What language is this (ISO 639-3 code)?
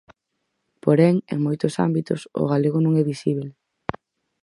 glg